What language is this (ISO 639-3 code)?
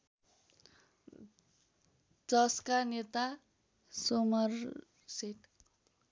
nep